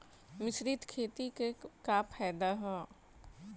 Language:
Bhojpuri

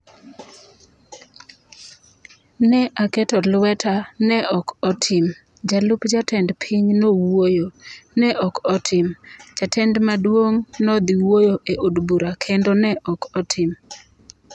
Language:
Luo (Kenya and Tanzania)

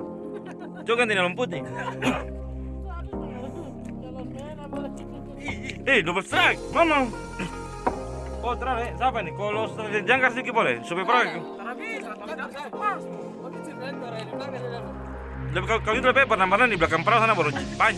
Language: Indonesian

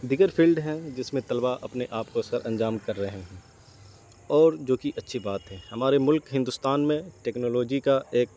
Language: Urdu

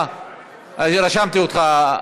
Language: Hebrew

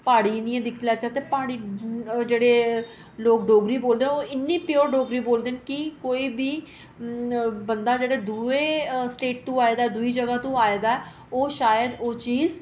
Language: Dogri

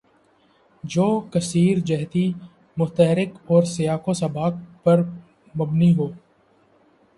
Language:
Urdu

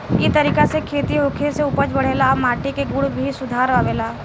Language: Bhojpuri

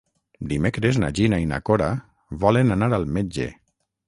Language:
Catalan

